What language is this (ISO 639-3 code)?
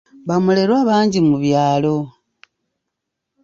lug